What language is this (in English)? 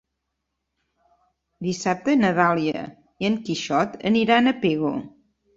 Catalan